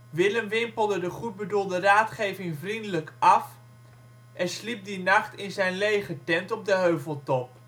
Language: Dutch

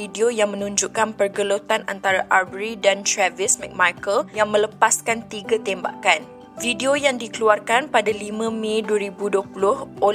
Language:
Malay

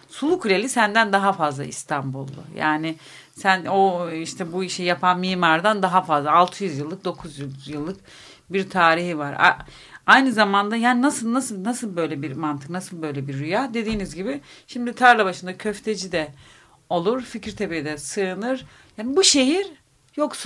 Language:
Turkish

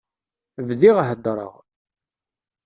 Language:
Kabyle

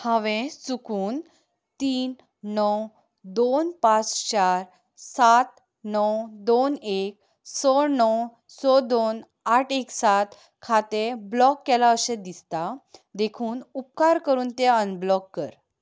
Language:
Konkani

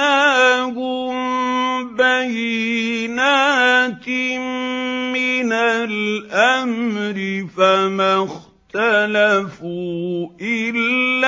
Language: Arabic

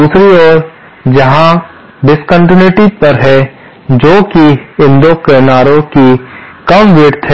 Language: Hindi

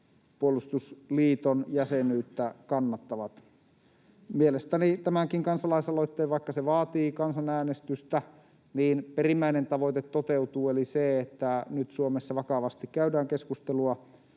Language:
Finnish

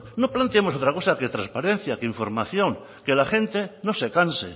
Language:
Spanish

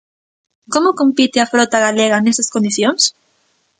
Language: Galician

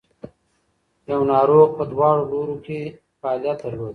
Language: Pashto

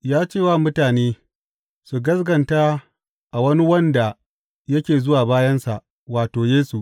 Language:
Hausa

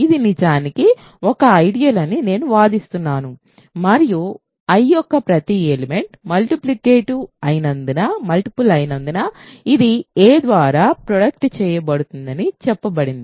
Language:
Telugu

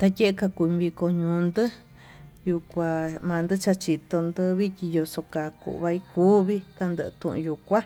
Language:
Tututepec Mixtec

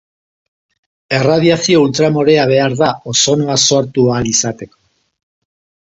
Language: Basque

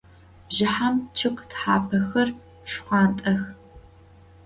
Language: Adyghe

